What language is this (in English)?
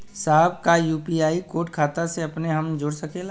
Bhojpuri